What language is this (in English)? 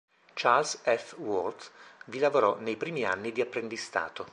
Italian